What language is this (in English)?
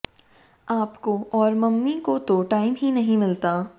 Hindi